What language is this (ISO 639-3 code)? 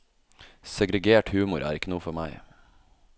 nor